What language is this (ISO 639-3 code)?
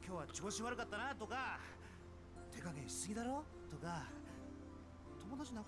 tha